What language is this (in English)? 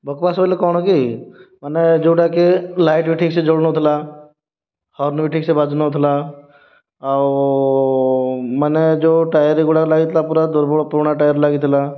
Odia